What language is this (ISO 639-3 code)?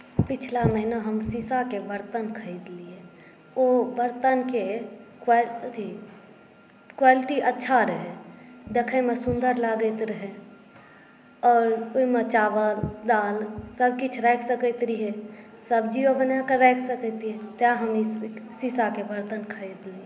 mai